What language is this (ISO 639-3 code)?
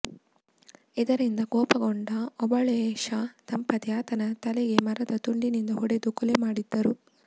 kan